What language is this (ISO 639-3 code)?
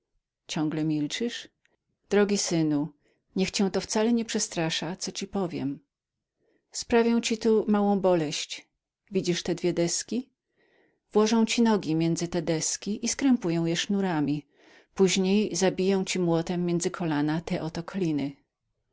pol